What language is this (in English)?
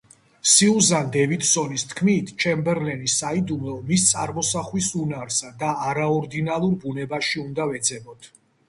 Georgian